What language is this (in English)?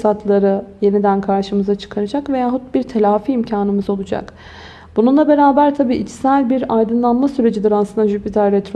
Turkish